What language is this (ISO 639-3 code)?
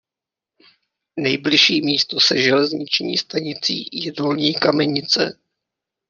ces